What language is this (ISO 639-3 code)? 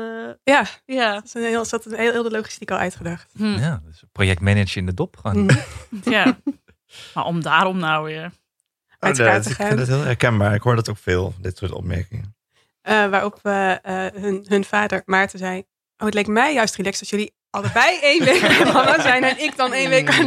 nld